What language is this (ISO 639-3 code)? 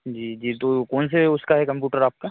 hin